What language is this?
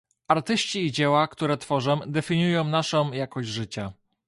Polish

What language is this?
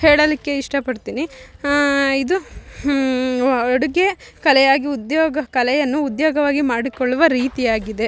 Kannada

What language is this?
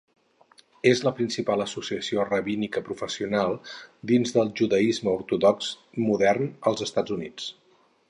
Catalan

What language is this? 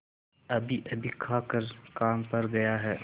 Hindi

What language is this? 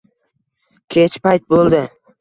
Uzbek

